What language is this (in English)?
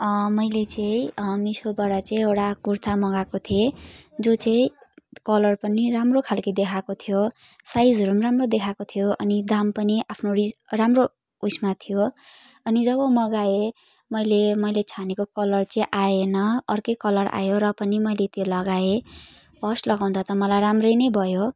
Nepali